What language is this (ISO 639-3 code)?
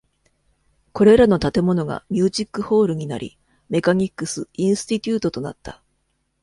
jpn